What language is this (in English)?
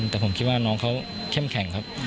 Thai